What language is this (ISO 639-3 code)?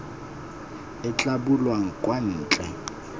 tsn